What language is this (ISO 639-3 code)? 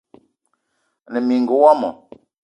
eto